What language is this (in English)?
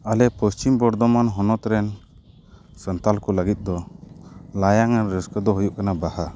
Santali